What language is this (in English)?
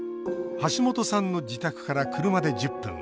Japanese